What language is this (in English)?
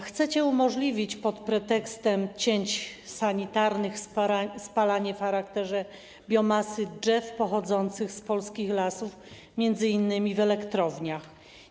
Polish